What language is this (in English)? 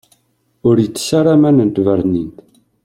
Kabyle